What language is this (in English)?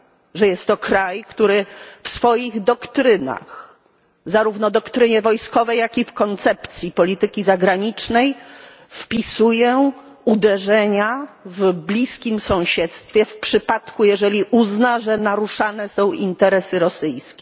Polish